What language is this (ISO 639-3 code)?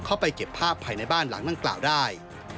tha